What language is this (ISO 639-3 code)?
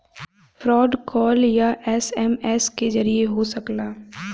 bho